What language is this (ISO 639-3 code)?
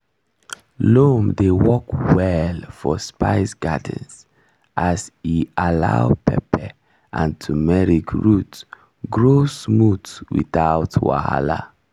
pcm